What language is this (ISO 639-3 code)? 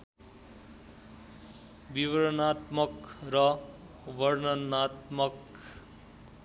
nep